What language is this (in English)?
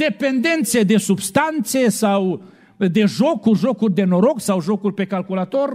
Romanian